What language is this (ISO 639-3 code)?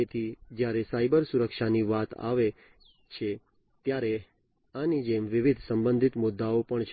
guj